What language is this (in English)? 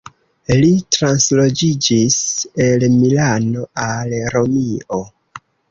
Esperanto